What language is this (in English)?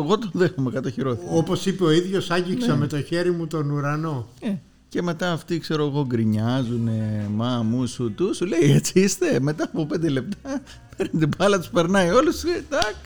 Greek